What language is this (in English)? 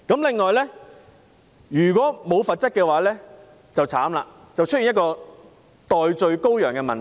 Cantonese